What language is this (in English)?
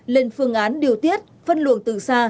Vietnamese